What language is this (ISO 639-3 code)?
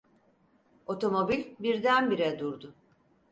tur